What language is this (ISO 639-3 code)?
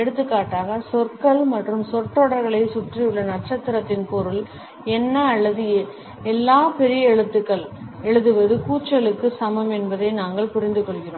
tam